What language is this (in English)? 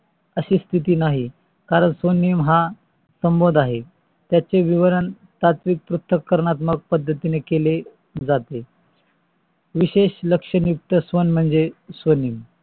Marathi